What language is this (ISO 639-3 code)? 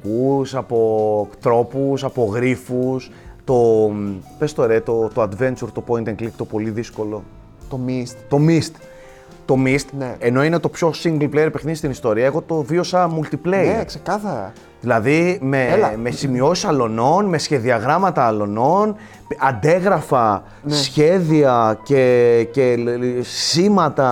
ell